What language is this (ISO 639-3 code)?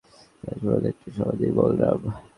ben